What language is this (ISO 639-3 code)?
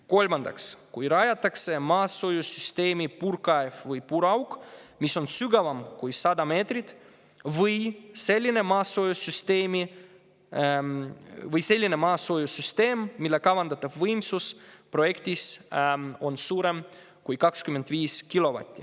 est